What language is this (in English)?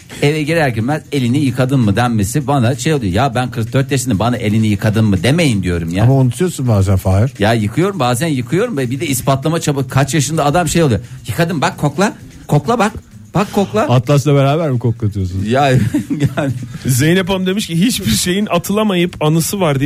Turkish